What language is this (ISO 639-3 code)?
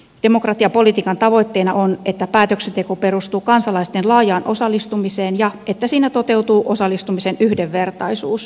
fin